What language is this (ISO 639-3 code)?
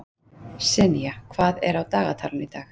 isl